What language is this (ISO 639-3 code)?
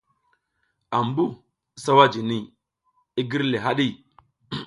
giz